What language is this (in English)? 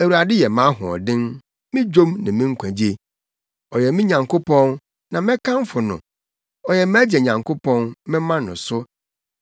Akan